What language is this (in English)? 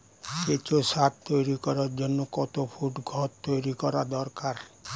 Bangla